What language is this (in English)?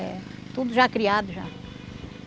Portuguese